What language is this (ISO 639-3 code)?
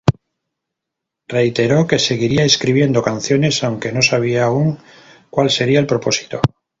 spa